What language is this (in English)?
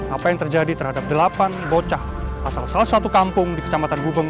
Indonesian